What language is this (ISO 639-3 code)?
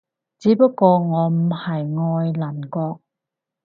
yue